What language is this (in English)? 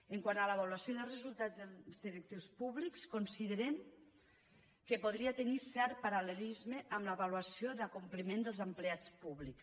Catalan